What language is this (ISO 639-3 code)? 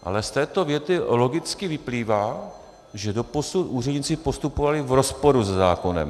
ces